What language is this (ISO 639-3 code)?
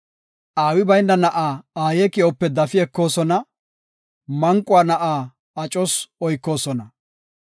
gof